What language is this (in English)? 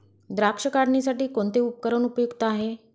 Marathi